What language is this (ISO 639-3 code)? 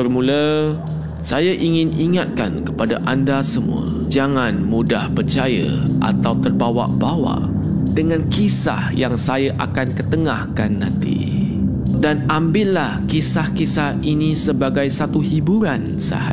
msa